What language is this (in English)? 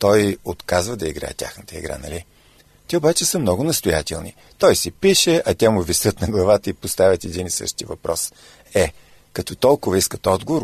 Bulgarian